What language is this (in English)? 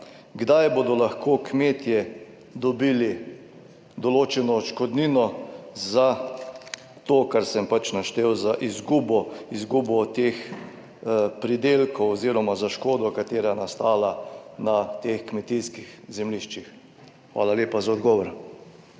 Slovenian